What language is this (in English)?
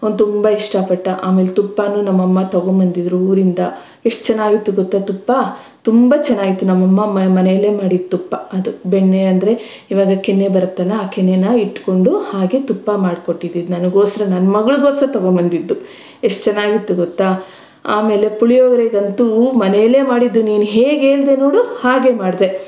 Kannada